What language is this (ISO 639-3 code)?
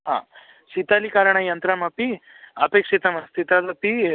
san